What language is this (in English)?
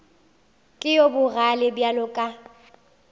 Northern Sotho